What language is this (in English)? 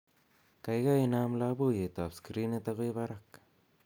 Kalenjin